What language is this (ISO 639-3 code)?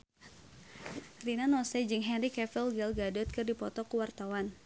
sun